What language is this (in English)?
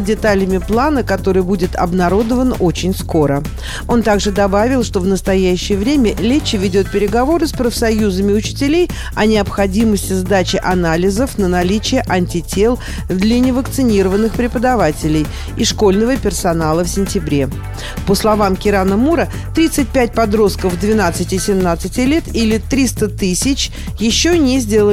Russian